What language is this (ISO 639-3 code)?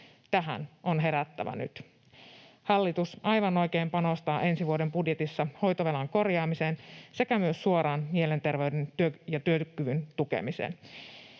fin